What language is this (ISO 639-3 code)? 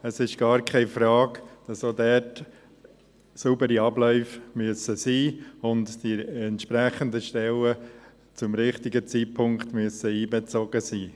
gsw